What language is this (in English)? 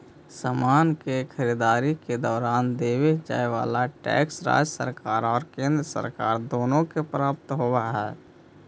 Magahi